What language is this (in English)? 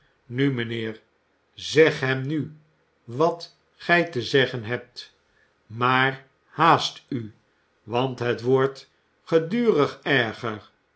Dutch